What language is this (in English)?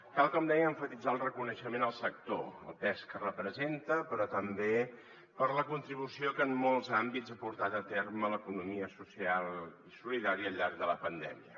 Catalan